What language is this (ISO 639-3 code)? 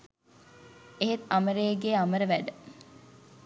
sin